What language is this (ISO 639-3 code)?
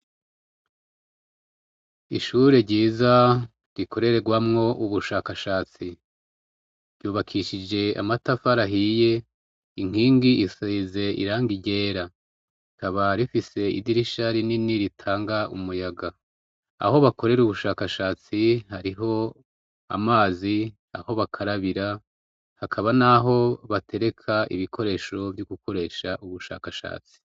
run